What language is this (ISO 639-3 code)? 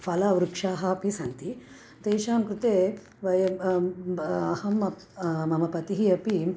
san